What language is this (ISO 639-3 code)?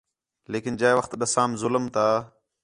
xhe